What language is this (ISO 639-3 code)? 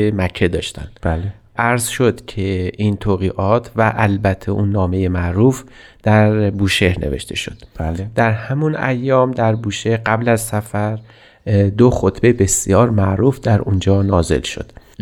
fas